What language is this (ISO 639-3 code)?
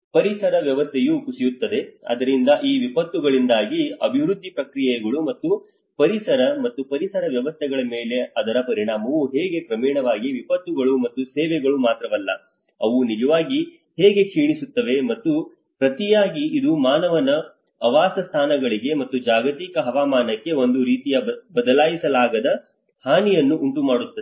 kan